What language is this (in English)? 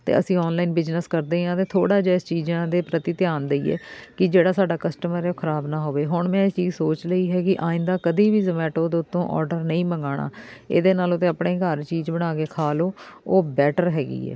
Punjabi